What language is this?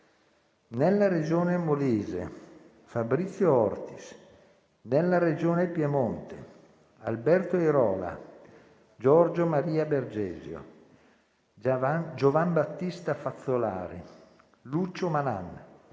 Italian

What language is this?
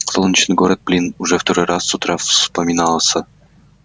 Russian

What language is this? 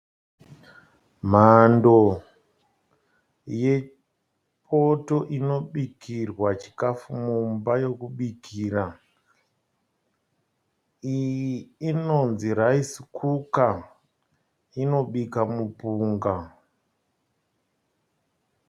Shona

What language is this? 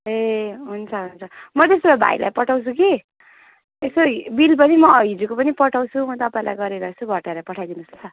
Nepali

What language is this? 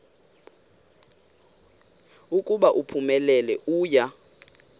Xhosa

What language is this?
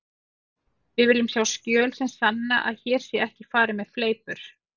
Icelandic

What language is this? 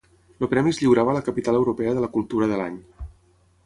Catalan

